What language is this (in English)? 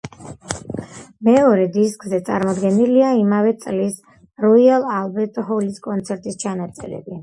Georgian